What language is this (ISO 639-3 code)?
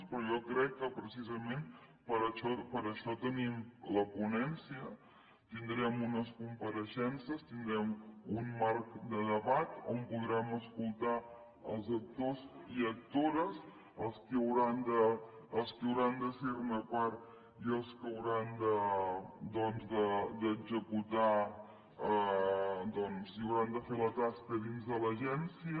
cat